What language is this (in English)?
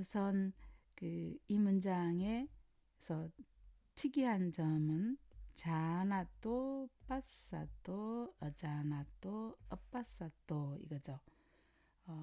Korean